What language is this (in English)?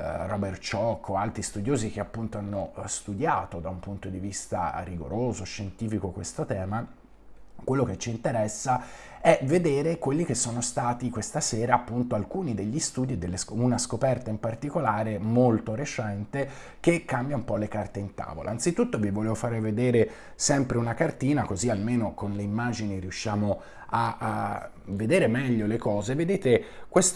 Italian